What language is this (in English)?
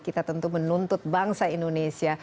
Indonesian